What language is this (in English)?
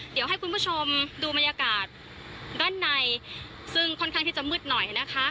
Thai